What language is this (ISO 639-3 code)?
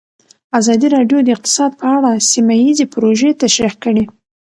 pus